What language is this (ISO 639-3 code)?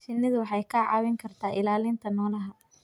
som